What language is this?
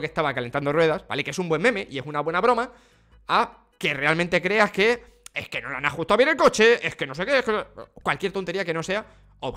Spanish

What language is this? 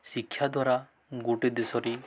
Odia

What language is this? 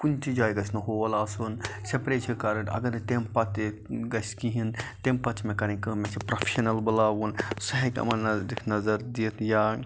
Kashmiri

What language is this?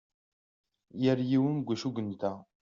Kabyle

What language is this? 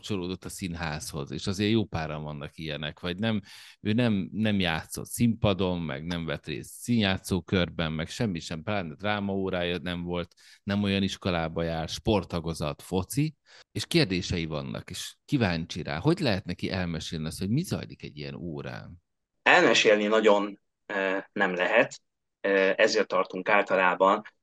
Hungarian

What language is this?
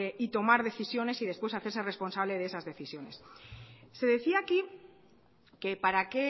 Spanish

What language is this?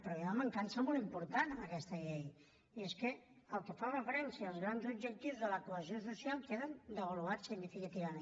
Catalan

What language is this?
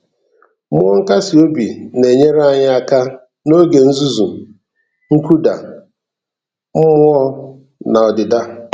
Igbo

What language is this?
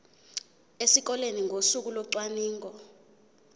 Zulu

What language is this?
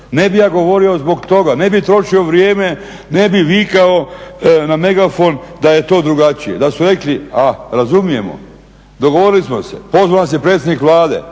Croatian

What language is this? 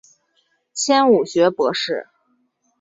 Chinese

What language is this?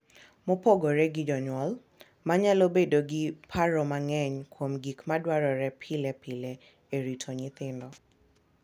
Luo (Kenya and Tanzania)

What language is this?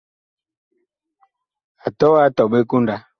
Bakoko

